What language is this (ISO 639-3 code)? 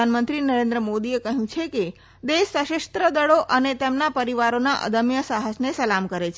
guj